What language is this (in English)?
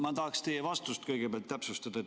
Estonian